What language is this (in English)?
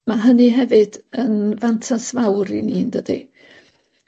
Welsh